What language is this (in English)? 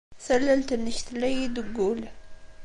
Kabyle